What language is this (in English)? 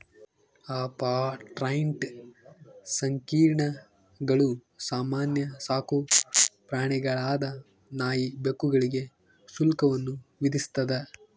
Kannada